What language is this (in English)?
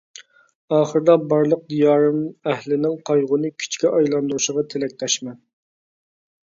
Uyghur